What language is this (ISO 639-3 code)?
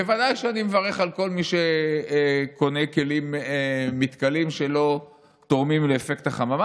heb